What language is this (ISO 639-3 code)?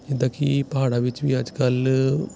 pan